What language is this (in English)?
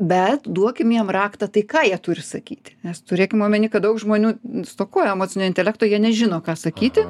Lithuanian